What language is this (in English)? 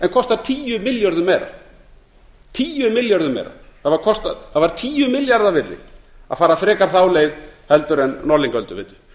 Icelandic